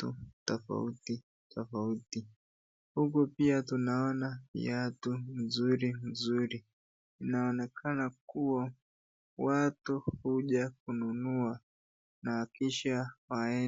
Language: Swahili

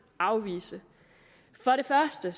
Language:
Danish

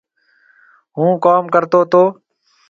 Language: Marwari (Pakistan)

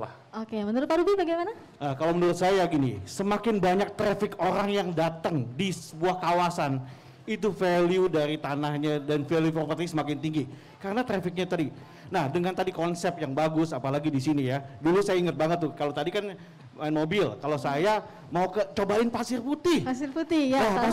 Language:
Indonesian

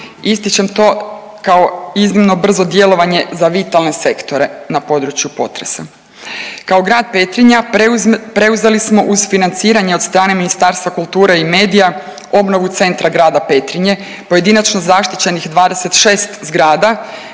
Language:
Croatian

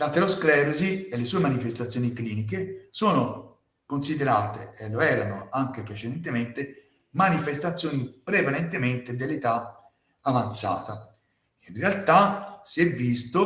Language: Italian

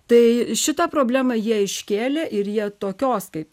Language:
Lithuanian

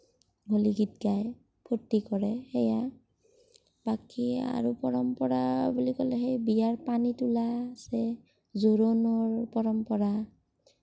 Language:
Assamese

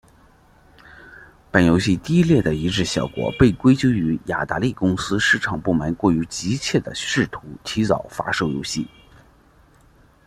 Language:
Chinese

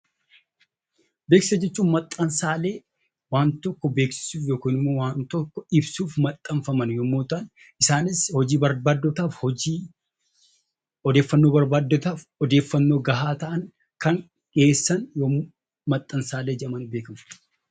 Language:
Oromo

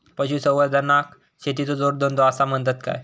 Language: Marathi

